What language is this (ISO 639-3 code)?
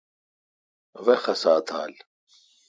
xka